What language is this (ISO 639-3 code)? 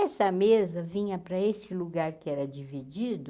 por